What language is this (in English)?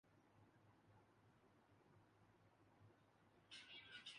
Urdu